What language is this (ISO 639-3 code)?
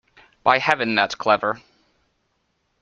eng